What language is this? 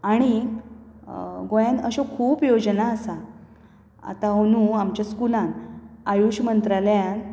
Konkani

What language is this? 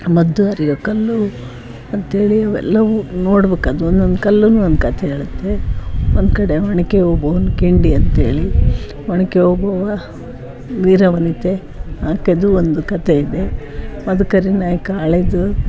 Kannada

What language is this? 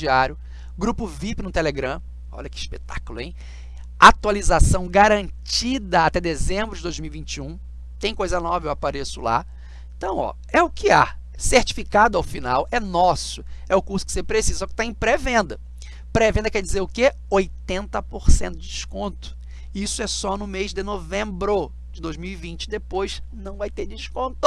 Portuguese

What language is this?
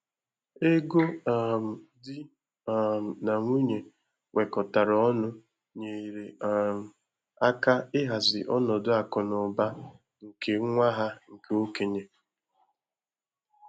Igbo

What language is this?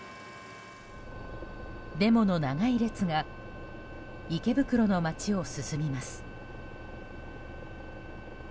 Japanese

